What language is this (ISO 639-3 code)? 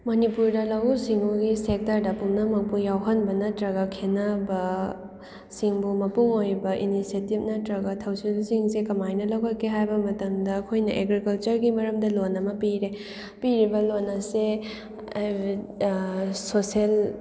mni